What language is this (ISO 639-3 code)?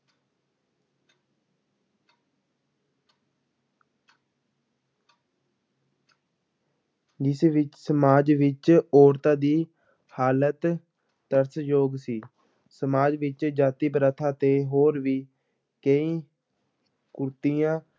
pan